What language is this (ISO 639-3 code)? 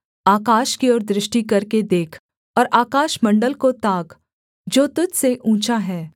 hin